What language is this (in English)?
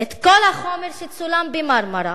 Hebrew